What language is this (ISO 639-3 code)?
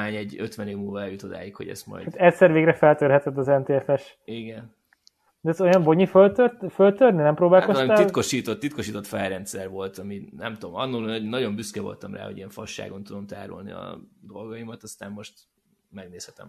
hun